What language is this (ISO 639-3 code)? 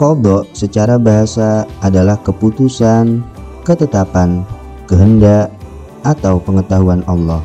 ind